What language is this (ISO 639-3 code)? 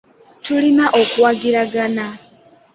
lug